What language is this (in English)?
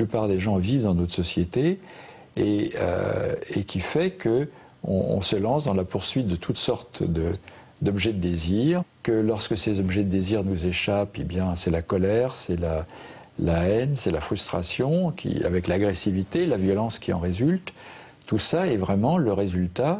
French